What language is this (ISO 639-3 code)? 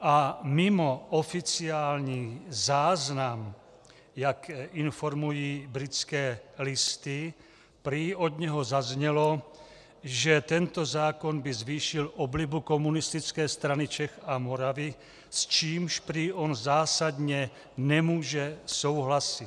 ces